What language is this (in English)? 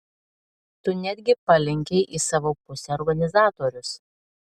Lithuanian